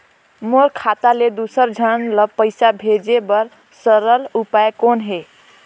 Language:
Chhattisgarhi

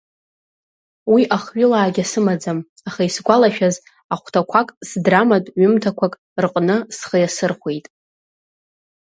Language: Abkhazian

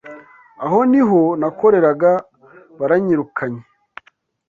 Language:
Kinyarwanda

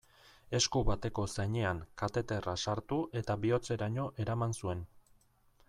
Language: Basque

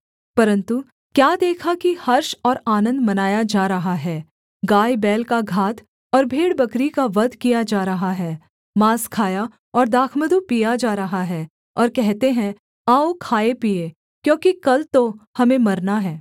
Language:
Hindi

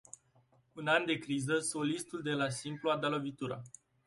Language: Romanian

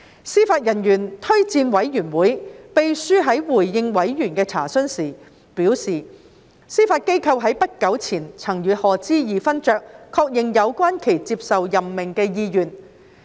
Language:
Cantonese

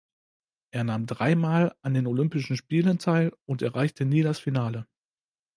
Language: German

